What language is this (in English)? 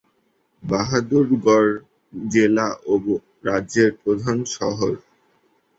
Bangla